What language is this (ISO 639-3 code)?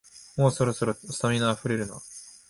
jpn